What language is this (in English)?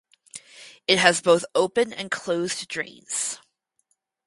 English